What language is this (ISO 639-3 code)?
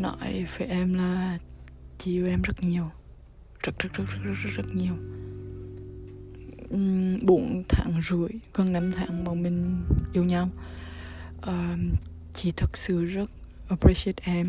vie